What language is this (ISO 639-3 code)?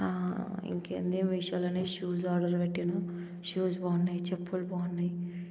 tel